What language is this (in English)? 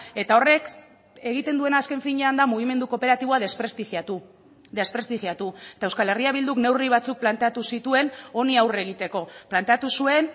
Basque